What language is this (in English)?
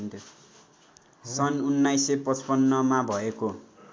Nepali